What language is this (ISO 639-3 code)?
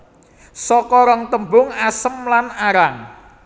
jav